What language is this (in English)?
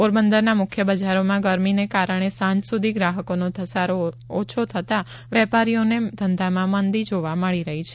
Gujarati